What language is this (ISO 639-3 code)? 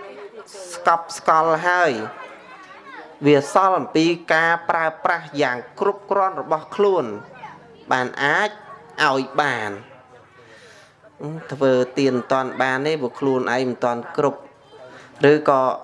vie